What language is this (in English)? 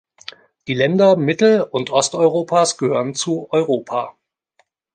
German